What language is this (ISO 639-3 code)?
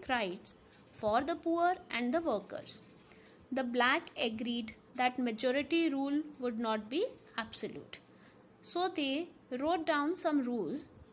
eng